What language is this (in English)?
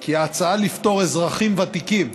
Hebrew